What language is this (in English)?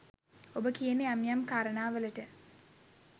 Sinhala